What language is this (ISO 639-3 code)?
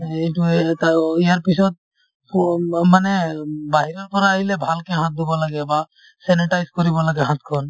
asm